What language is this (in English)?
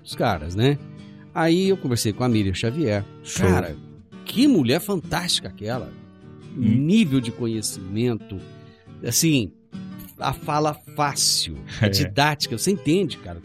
Portuguese